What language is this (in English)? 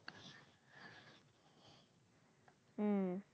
Bangla